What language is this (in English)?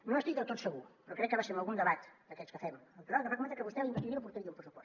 Catalan